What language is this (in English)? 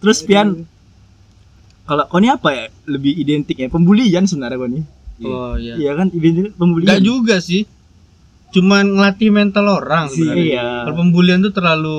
Indonesian